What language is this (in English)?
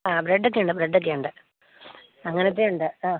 Malayalam